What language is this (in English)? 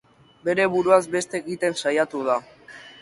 Basque